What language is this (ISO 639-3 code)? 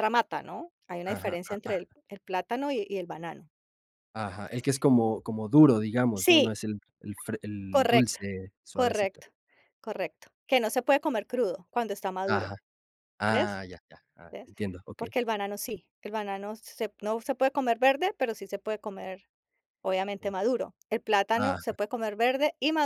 spa